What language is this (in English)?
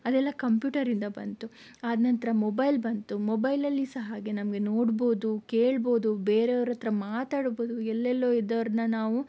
Kannada